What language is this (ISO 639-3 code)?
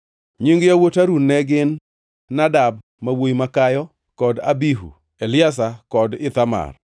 luo